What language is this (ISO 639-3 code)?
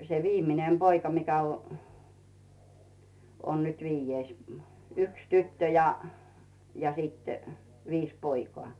fin